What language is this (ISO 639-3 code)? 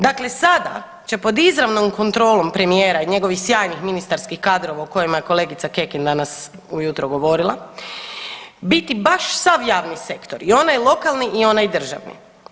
hrv